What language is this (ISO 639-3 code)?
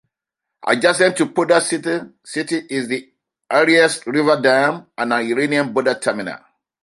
eng